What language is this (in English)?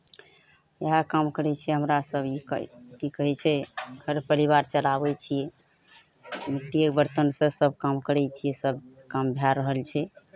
Maithili